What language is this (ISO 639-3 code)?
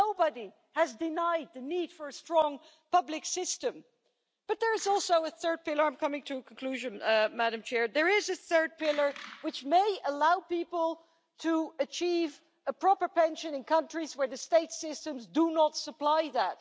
eng